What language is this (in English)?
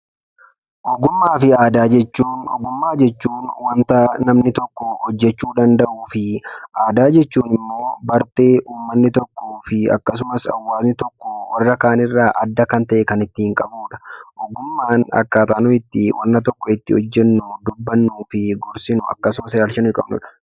Oromo